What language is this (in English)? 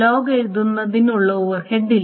Malayalam